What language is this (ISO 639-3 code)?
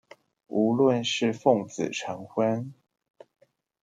zho